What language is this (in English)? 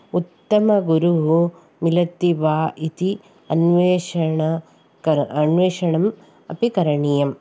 Sanskrit